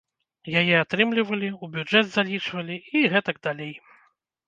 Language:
Belarusian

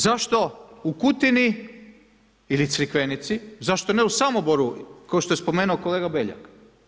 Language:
Croatian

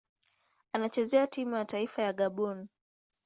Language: Swahili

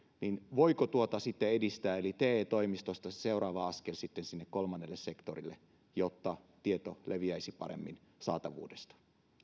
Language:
Finnish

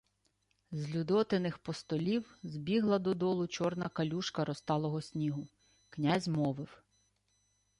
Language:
Ukrainian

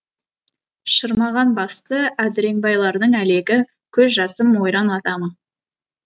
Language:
Kazakh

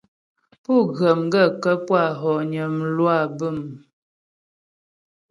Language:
Ghomala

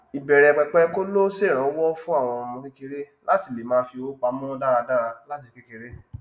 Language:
Yoruba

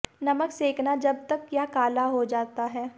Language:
Hindi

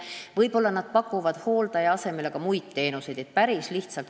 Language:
Estonian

